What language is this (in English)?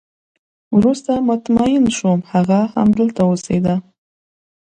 Pashto